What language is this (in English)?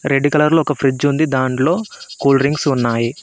Telugu